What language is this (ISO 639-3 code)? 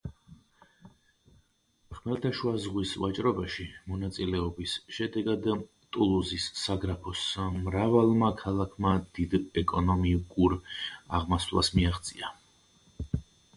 kat